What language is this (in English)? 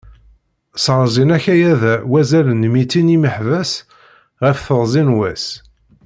Kabyle